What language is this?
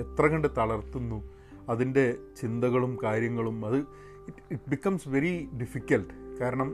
Malayalam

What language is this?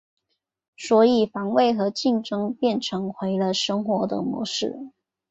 Chinese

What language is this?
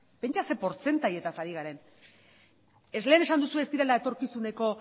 Basque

